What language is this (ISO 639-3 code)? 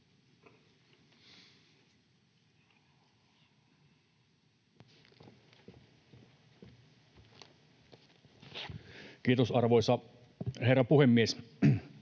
fin